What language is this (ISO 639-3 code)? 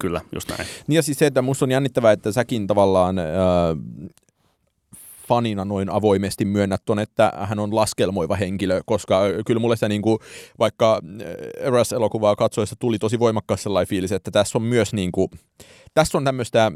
fin